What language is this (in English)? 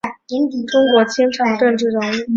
Chinese